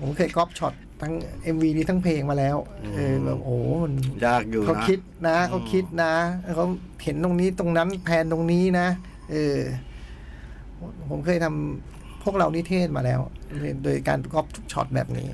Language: Thai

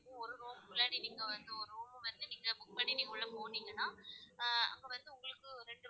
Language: Tamil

